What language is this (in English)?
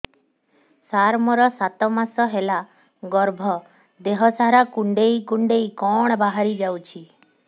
Odia